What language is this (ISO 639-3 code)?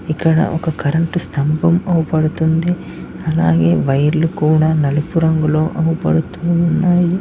tel